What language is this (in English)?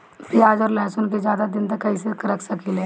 Bhojpuri